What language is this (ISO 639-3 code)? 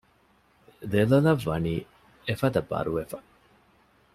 div